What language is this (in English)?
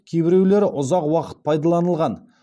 Kazakh